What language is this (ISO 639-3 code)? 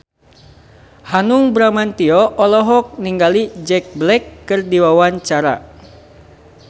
sun